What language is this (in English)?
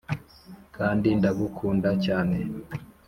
Kinyarwanda